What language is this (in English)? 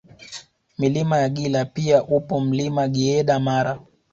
Swahili